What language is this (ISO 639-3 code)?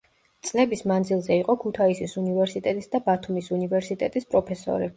kat